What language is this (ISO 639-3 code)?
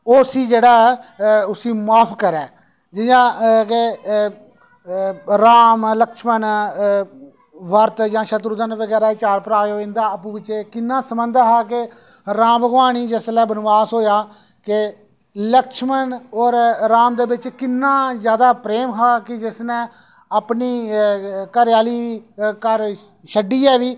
doi